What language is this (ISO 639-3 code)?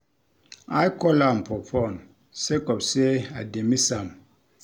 pcm